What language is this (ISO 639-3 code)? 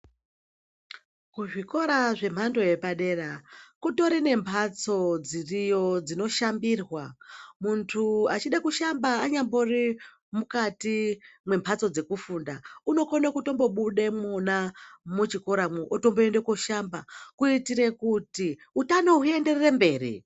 ndc